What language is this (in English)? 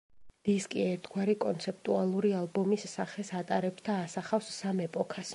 Georgian